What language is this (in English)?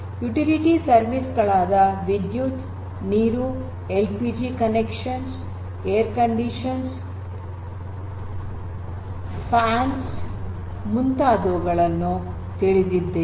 Kannada